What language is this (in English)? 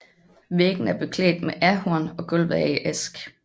Danish